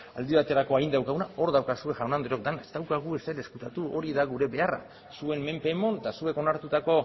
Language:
Basque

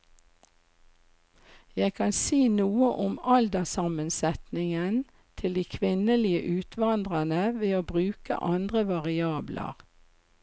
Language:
Norwegian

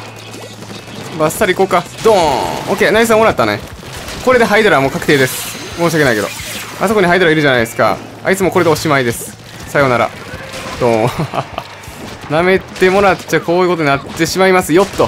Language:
Japanese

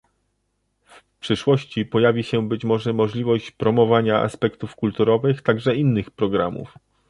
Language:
Polish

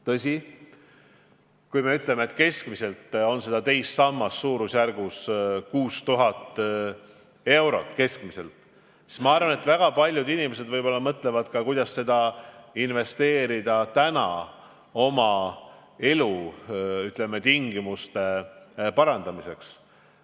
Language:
Estonian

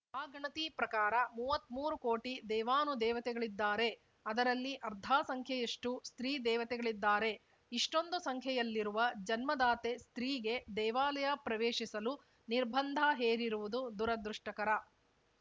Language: Kannada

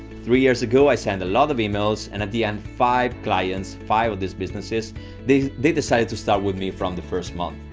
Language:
English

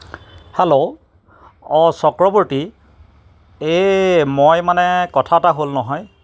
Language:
Assamese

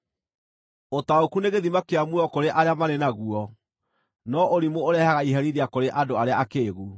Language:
Kikuyu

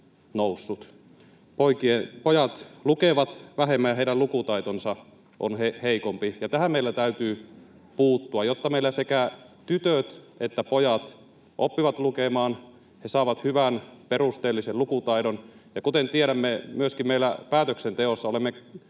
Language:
Finnish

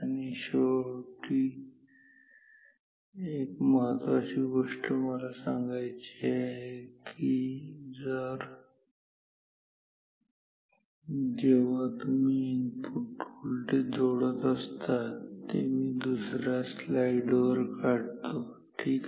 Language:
Marathi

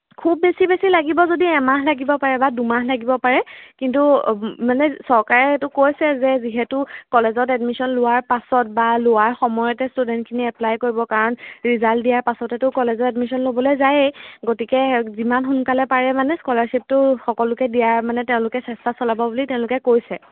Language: Assamese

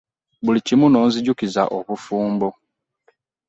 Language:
Ganda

